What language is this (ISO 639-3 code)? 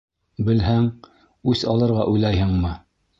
bak